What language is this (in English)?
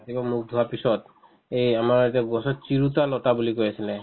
Assamese